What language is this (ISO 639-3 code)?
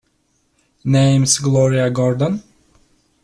eng